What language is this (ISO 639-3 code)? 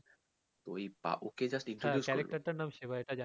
ben